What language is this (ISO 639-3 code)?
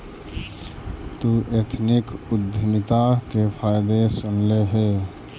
mag